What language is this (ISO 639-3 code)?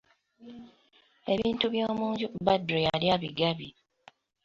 lug